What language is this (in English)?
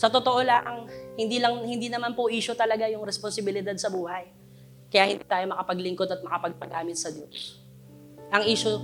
Filipino